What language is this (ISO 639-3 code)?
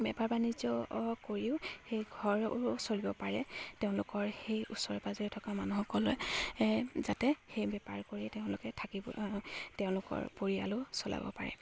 asm